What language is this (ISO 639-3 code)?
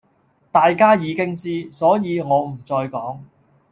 yue